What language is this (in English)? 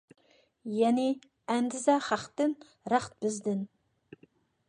Uyghur